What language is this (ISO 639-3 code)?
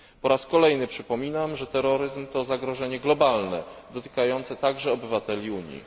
pol